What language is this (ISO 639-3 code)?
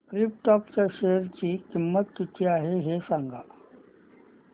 mar